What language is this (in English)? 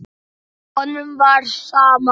Icelandic